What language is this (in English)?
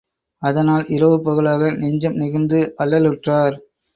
Tamil